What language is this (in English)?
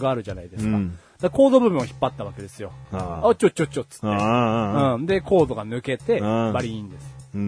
Japanese